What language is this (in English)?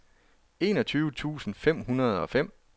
Danish